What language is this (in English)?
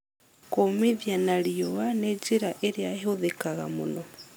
Kikuyu